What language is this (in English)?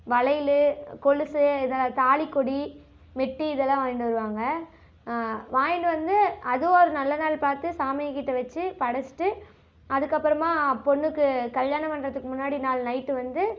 Tamil